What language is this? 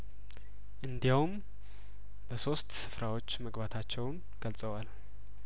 Amharic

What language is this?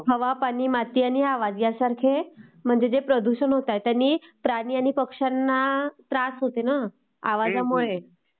Marathi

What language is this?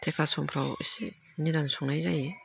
Bodo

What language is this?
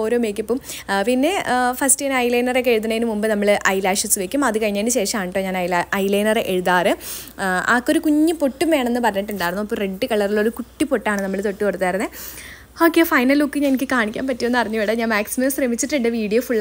Malayalam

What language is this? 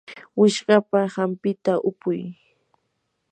Yanahuanca Pasco Quechua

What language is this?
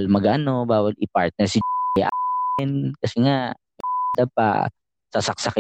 Filipino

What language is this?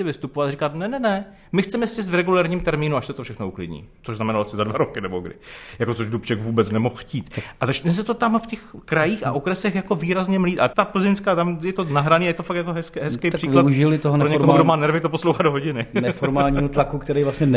Czech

